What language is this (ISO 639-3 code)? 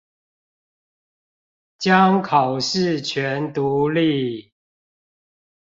zho